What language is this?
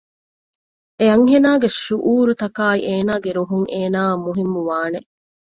Divehi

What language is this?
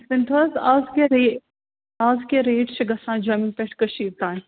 Kashmiri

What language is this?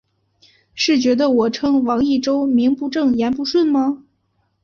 Chinese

